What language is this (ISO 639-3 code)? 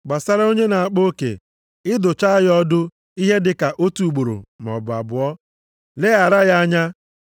ibo